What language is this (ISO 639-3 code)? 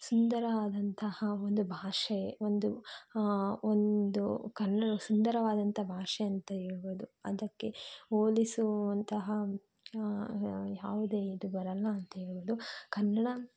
kan